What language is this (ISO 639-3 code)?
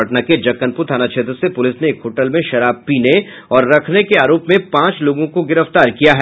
hin